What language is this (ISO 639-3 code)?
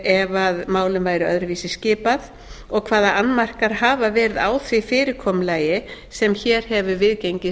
isl